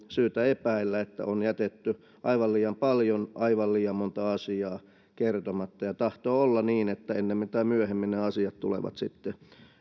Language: Finnish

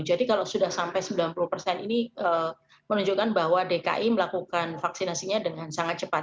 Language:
Indonesian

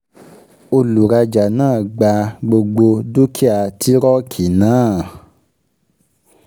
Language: Yoruba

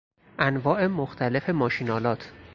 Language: Persian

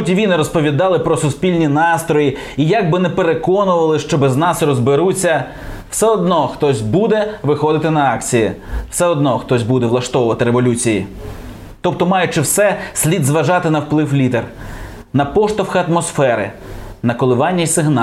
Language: Ukrainian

